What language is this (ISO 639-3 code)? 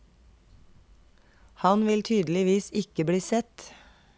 nor